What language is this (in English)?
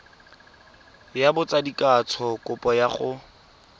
Tswana